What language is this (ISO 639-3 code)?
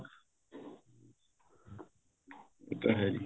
pan